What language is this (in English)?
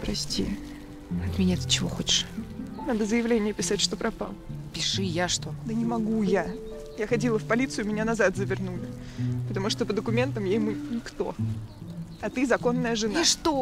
Russian